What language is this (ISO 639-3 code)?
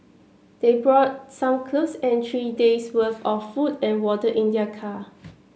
eng